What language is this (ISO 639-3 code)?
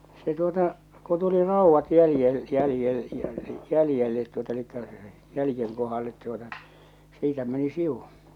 fin